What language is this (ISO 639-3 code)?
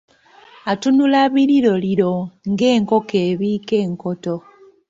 lug